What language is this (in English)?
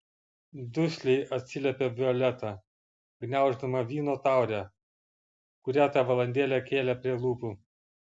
Lithuanian